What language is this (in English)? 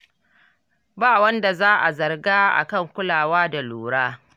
Hausa